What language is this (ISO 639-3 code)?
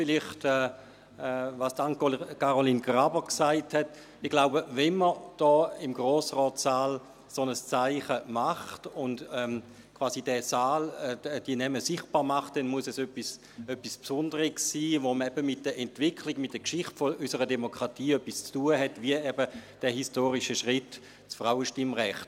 gsw